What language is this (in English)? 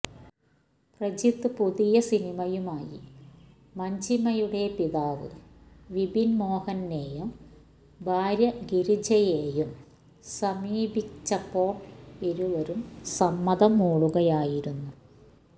Malayalam